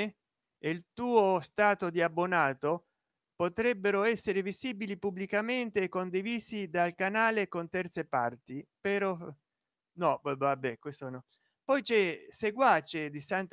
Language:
Italian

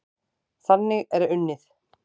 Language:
Icelandic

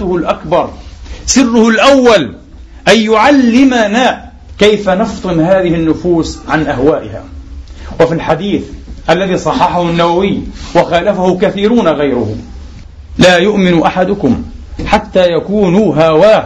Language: Arabic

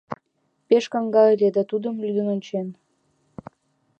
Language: Mari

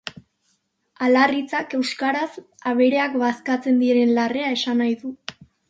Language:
Basque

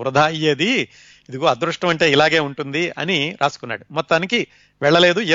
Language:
Telugu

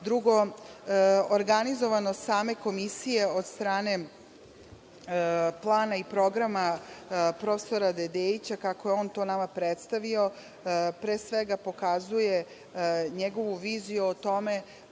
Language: Serbian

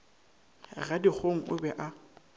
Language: Northern Sotho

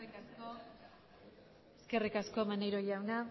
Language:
Basque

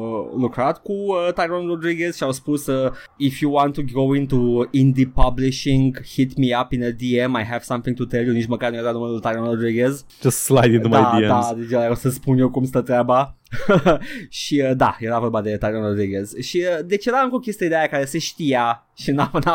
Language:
Romanian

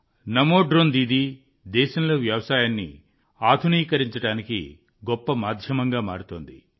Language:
Telugu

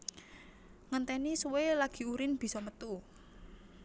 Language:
Javanese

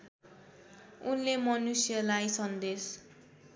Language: Nepali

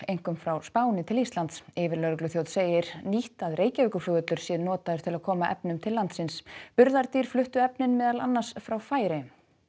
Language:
Icelandic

